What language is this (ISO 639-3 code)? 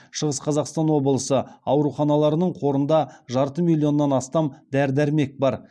kaz